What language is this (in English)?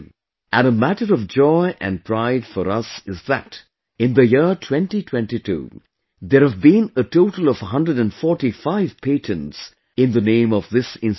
English